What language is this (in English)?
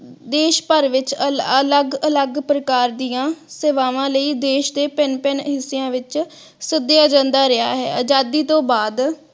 Punjabi